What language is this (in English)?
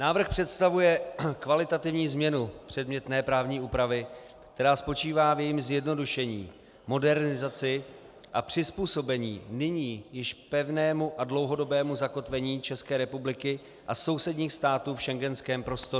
Czech